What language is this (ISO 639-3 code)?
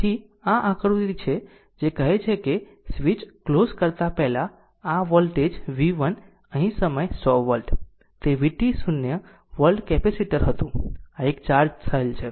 guj